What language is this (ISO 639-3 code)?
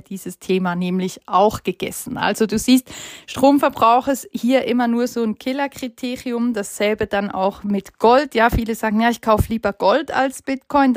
deu